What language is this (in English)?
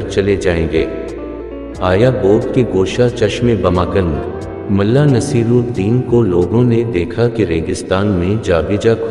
Gujarati